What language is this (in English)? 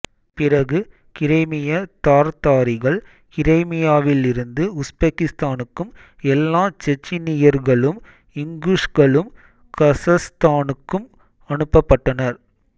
Tamil